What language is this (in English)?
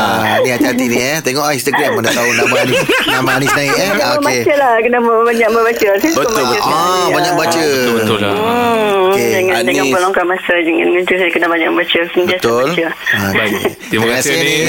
Malay